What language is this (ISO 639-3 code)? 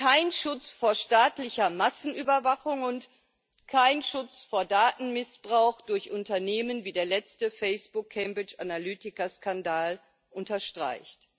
deu